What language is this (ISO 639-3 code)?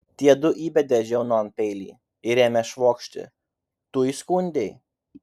lit